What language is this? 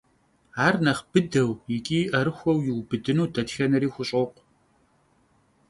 Kabardian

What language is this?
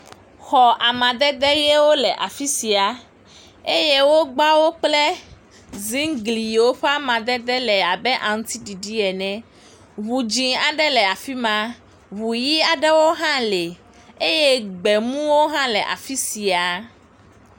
Ewe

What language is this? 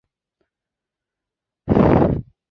Chinese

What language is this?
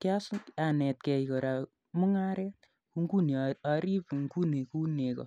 Kalenjin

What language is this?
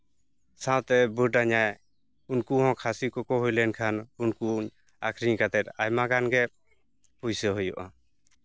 Santali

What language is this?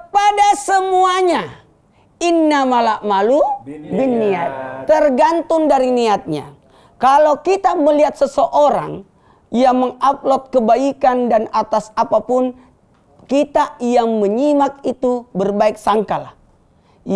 Indonesian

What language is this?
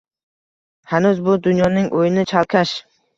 Uzbek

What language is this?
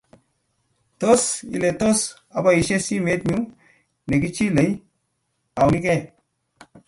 Kalenjin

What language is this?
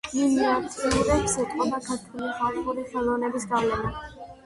Georgian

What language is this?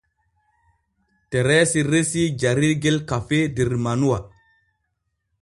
Borgu Fulfulde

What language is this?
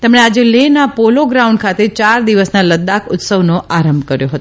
Gujarati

